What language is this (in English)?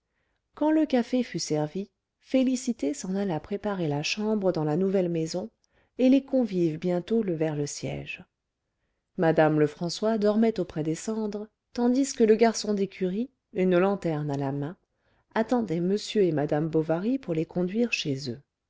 French